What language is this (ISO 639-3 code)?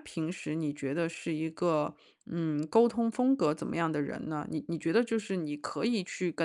zho